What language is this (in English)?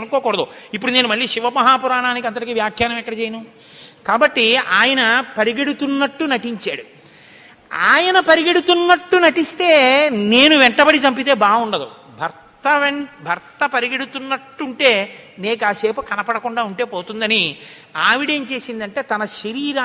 Telugu